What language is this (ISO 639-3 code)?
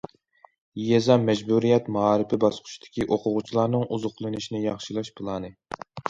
uig